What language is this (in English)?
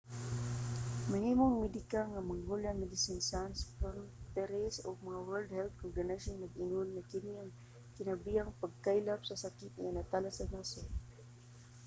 Cebuano